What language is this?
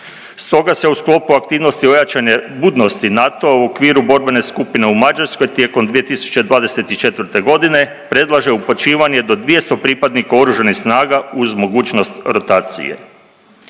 Croatian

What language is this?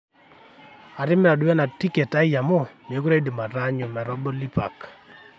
Masai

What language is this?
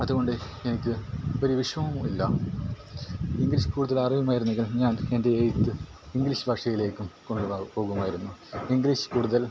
Malayalam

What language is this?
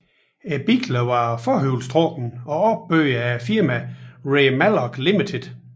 Danish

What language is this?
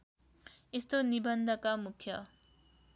Nepali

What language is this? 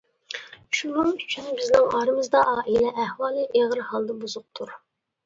Uyghur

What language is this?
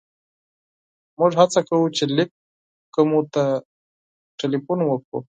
Pashto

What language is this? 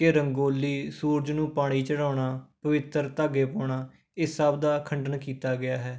Punjabi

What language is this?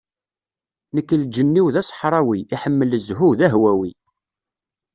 Kabyle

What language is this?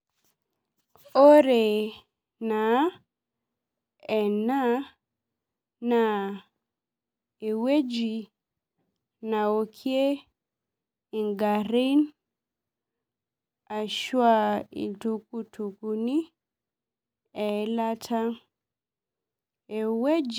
Masai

